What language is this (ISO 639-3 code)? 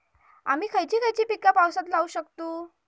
mar